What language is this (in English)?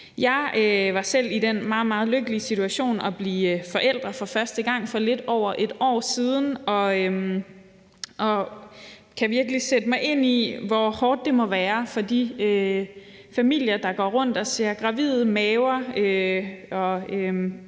Danish